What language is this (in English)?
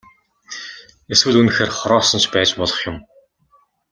Mongolian